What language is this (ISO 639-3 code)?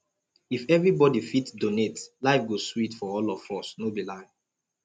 pcm